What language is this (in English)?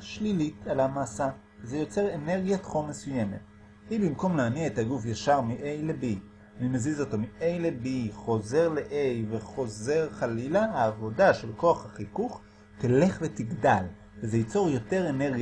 Hebrew